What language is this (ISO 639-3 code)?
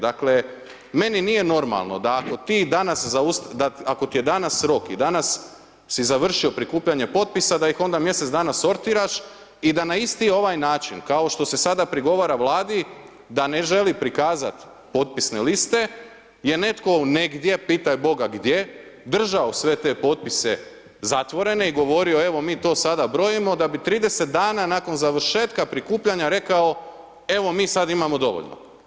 hrv